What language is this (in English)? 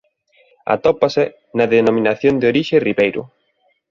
Galician